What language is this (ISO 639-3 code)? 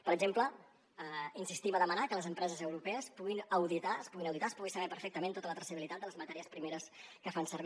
cat